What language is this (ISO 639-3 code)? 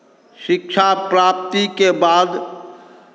mai